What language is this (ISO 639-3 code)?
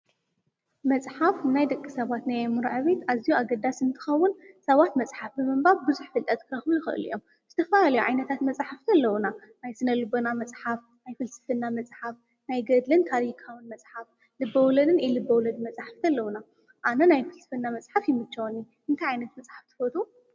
tir